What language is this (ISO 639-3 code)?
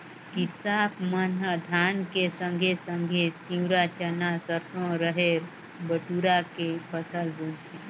hne